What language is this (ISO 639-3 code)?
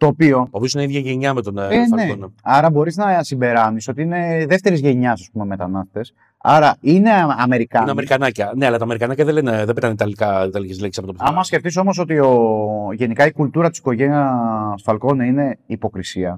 ell